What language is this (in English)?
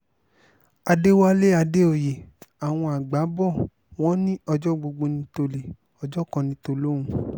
Yoruba